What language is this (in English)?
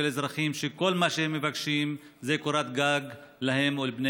Hebrew